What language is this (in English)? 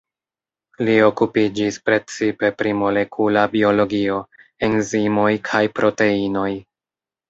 Esperanto